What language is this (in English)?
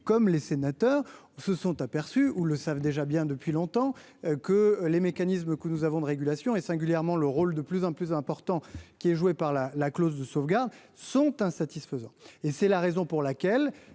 French